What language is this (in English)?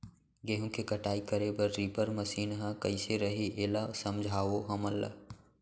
Chhattisgarhi